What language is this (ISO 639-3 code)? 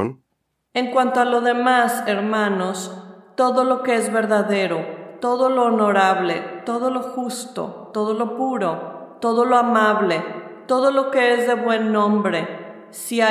spa